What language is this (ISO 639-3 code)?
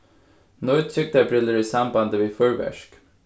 fao